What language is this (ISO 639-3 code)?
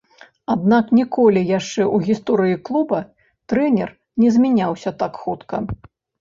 bel